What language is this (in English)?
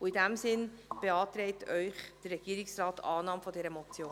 Swiss German